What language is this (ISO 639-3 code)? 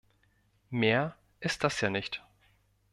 deu